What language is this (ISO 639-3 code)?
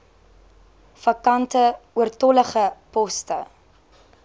afr